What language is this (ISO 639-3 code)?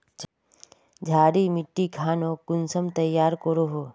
mag